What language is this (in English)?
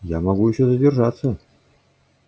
Russian